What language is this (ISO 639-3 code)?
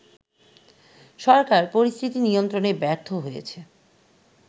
ben